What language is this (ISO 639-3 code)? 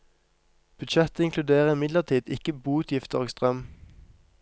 nor